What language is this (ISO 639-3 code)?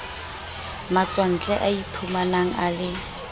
sot